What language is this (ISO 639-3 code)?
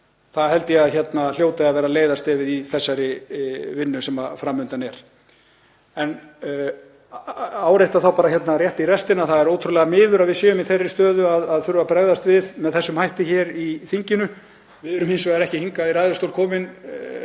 isl